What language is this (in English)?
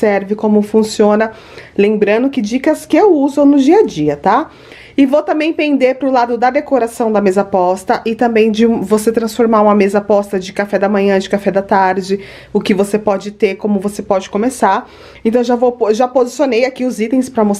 Portuguese